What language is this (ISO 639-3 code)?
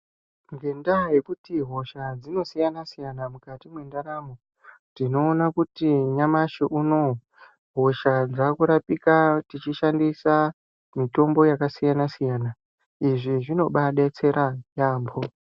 ndc